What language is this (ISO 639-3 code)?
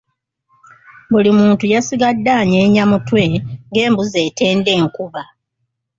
lug